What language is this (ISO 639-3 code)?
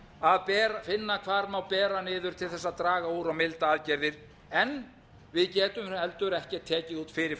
isl